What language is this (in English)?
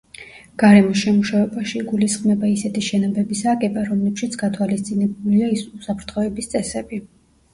Georgian